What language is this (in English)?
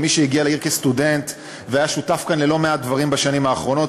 Hebrew